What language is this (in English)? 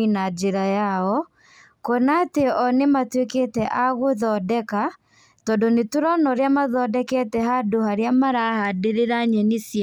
Kikuyu